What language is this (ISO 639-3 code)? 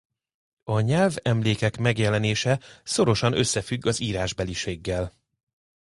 hun